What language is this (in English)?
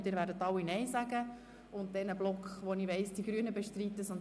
Swiss German